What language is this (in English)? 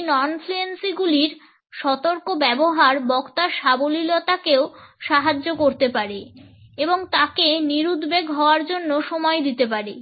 Bangla